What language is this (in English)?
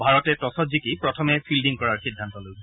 Assamese